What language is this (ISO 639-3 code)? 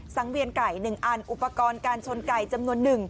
tha